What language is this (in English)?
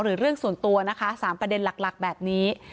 Thai